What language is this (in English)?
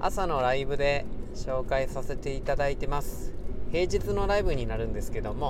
Japanese